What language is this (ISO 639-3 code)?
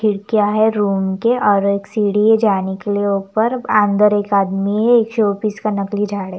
hin